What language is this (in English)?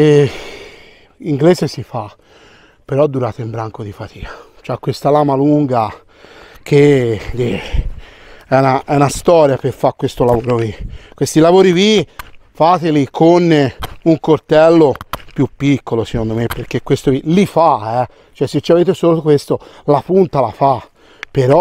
Italian